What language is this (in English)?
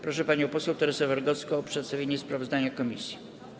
Polish